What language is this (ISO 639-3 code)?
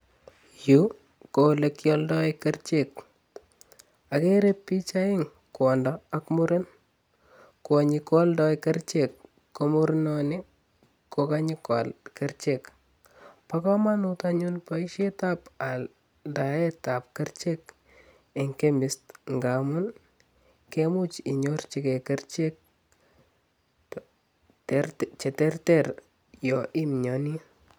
kln